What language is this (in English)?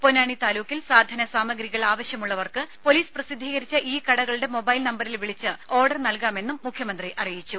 Malayalam